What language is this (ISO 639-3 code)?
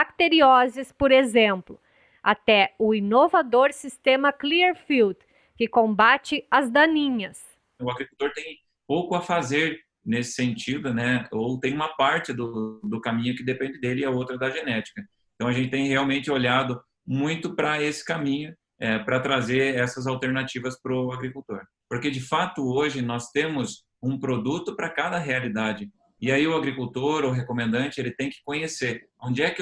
por